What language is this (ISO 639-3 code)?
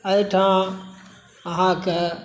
mai